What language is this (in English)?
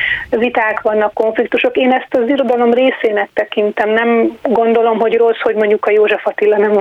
Hungarian